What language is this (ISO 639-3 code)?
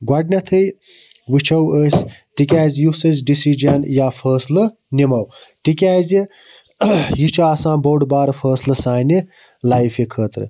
kas